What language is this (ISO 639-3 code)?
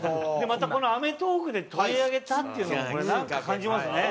jpn